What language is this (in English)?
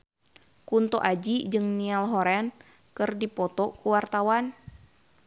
Sundanese